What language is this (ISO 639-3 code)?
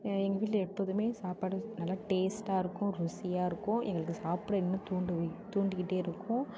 tam